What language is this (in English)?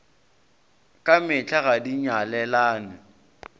Northern Sotho